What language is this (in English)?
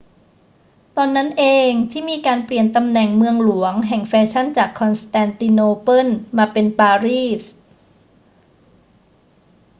Thai